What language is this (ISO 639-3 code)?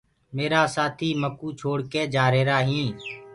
ggg